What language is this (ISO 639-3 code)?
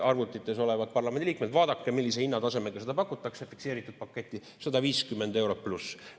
est